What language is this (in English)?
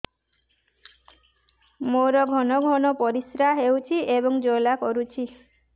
Odia